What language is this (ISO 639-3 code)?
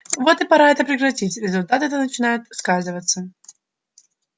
rus